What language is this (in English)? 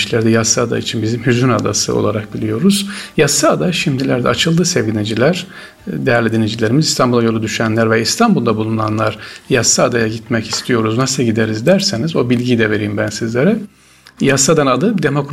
Turkish